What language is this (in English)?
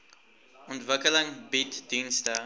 Afrikaans